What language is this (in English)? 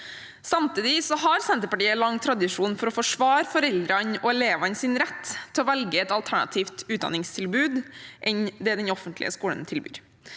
Norwegian